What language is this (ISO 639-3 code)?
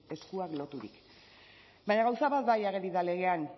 eus